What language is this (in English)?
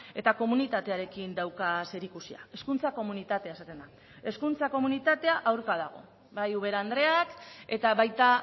Basque